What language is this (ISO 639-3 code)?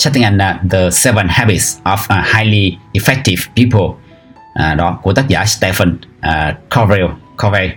vie